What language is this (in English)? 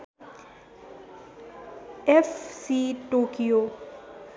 Nepali